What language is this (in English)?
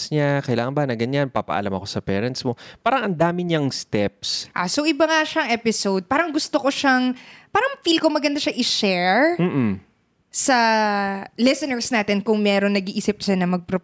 Filipino